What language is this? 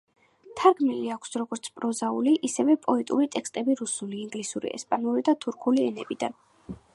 Georgian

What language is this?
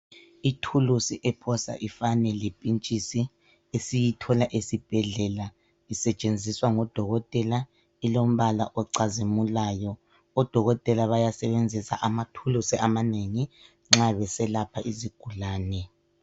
North Ndebele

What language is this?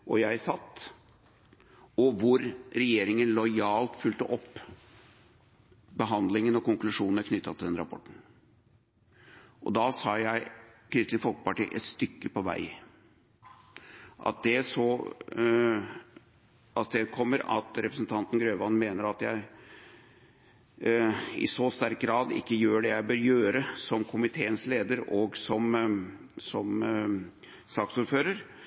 Norwegian Bokmål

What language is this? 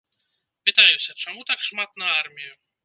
Belarusian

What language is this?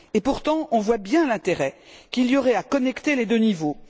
French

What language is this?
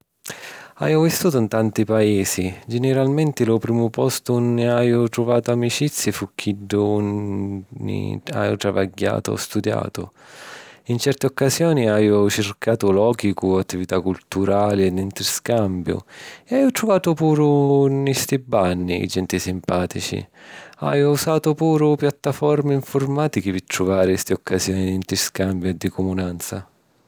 Sicilian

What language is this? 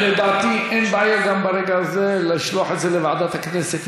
Hebrew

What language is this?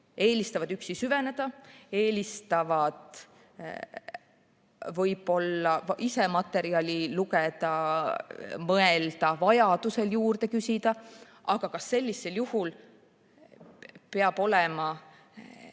Estonian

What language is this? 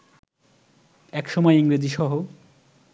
Bangla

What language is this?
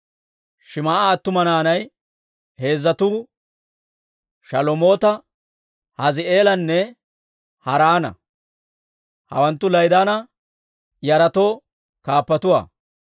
Dawro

